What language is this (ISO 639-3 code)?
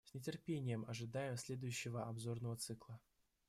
rus